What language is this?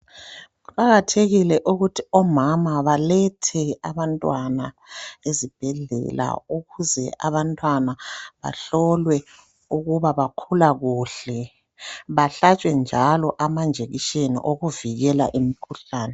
North Ndebele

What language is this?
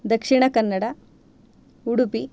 Sanskrit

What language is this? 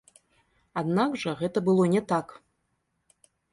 Belarusian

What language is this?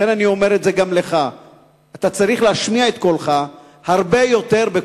Hebrew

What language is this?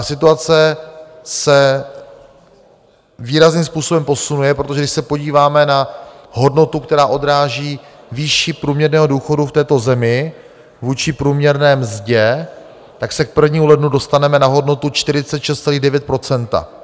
Czech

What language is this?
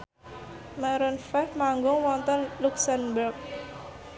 Javanese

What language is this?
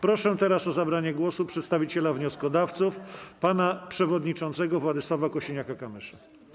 Polish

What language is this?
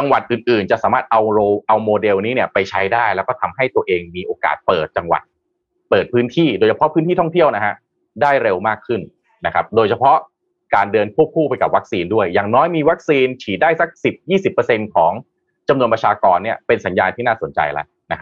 Thai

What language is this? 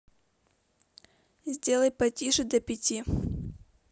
Russian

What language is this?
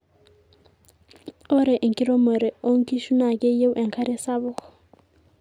Masai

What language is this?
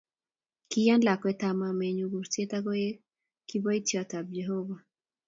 Kalenjin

